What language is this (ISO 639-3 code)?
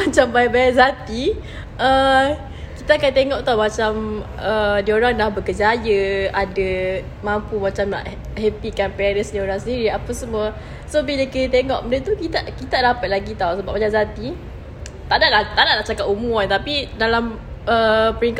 msa